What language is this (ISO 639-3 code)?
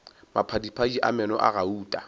nso